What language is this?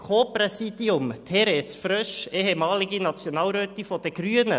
Swiss German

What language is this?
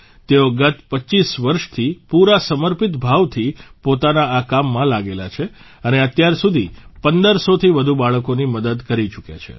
Gujarati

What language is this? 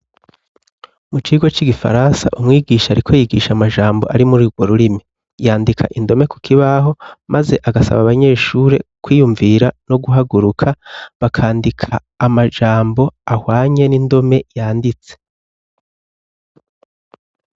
Rundi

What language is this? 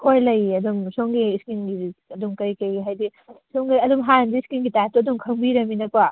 Manipuri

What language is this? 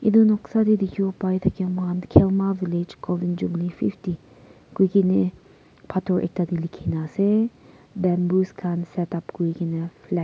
Naga Pidgin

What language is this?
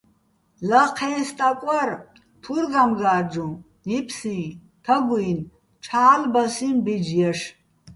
Bats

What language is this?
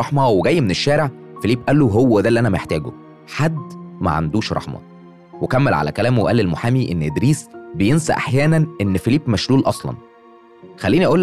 Arabic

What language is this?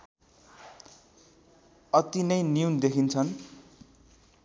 Nepali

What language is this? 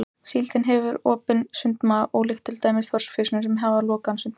Icelandic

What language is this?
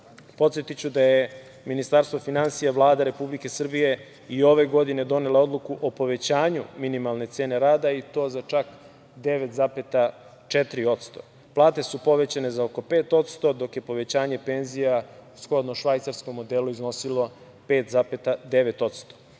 Serbian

